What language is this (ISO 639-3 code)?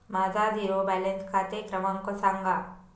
mar